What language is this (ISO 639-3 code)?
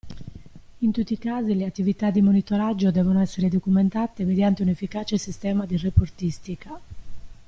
ita